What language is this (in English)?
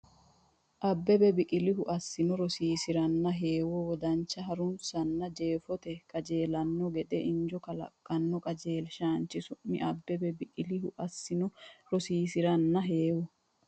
Sidamo